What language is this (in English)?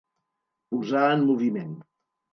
Catalan